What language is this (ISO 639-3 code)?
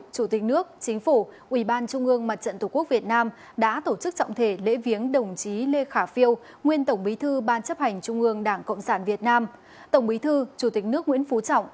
vie